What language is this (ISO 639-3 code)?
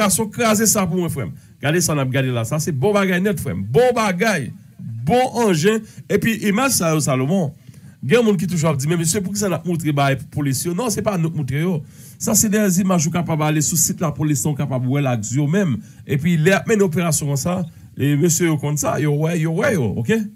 fra